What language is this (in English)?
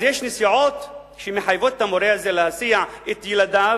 Hebrew